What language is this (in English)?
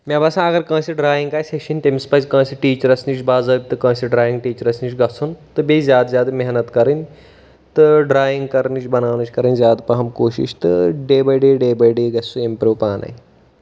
Kashmiri